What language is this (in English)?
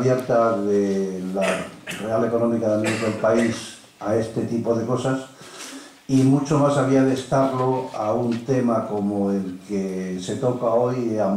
Spanish